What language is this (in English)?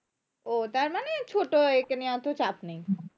Bangla